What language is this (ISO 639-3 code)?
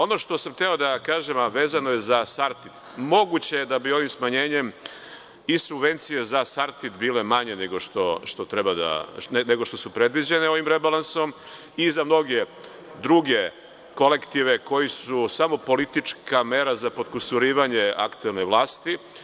srp